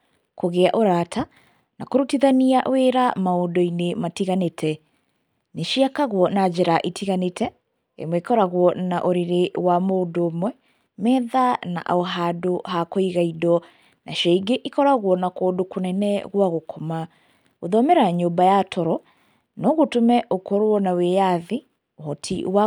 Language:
Kikuyu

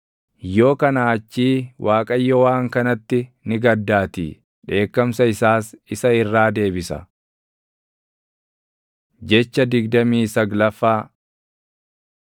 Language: Oromo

